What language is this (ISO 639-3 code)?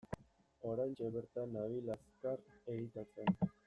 eus